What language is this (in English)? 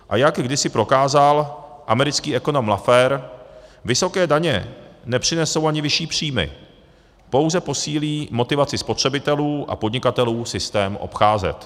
Czech